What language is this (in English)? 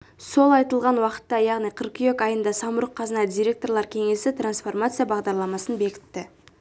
Kazakh